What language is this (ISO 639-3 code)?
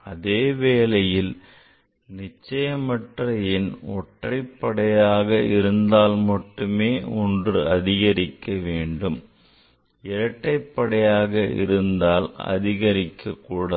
tam